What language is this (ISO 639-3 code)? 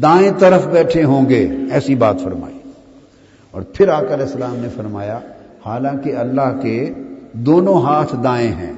urd